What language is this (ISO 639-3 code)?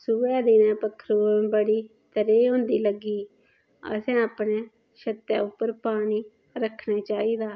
doi